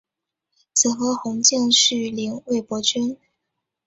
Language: Chinese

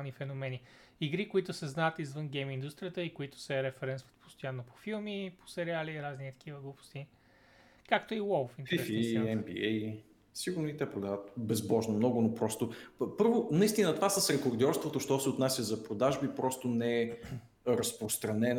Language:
Bulgarian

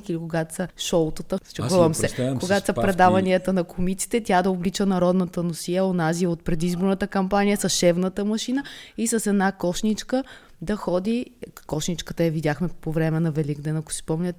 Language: Bulgarian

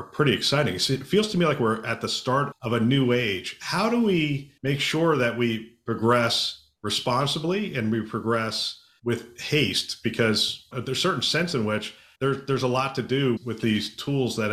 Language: English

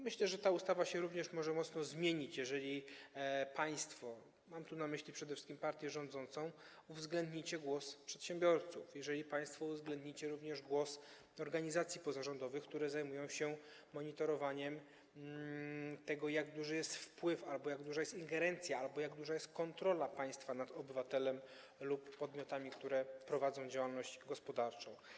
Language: Polish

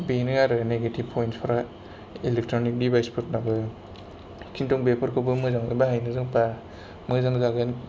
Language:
Bodo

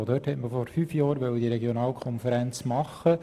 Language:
Swiss German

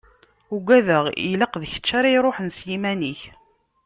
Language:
Kabyle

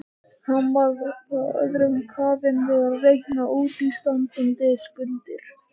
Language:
Icelandic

